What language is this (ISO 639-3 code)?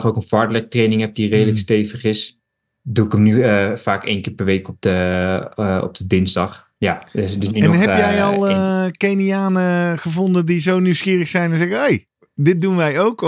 nld